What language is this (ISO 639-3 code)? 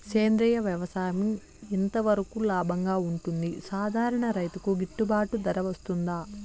tel